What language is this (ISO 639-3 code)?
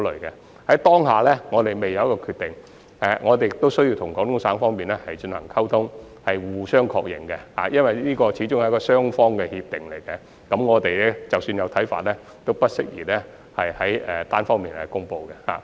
yue